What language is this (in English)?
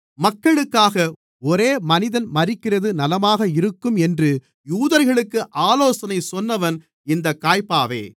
Tamil